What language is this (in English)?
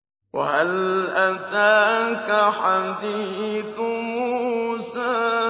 Arabic